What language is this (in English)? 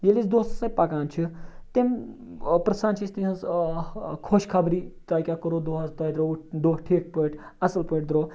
Kashmiri